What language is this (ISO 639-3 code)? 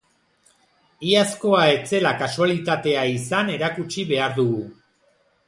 eus